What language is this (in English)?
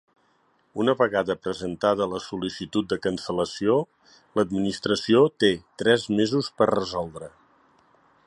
Catalan